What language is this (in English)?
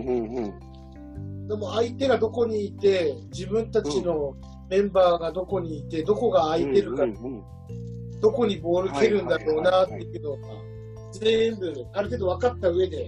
Japanese